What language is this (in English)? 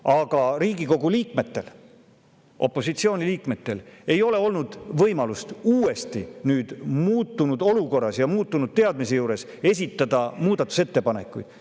Estonian